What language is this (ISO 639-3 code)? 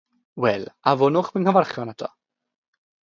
cym